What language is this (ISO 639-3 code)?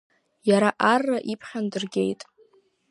abk